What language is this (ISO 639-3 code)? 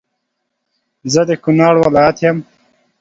pus